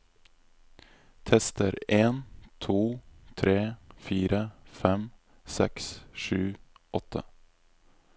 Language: Norwegian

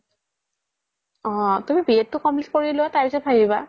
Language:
Assamese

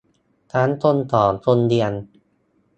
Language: Thai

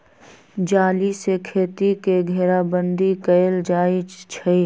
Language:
Magahi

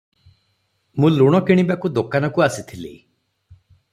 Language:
Odia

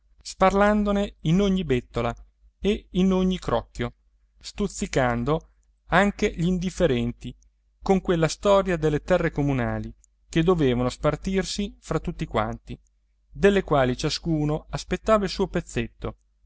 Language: Italian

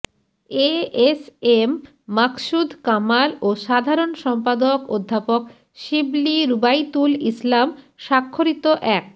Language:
Bangla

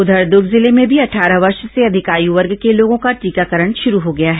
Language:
Hindi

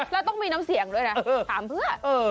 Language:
Thai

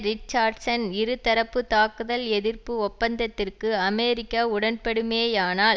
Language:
Tamil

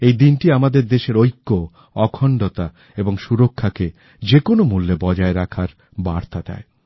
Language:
Bangla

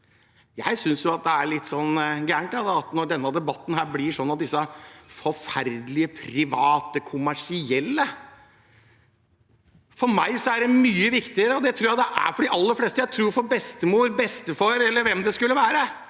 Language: Norwegian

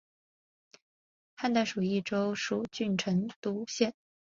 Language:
Chinese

